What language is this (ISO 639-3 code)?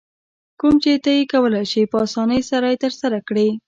pus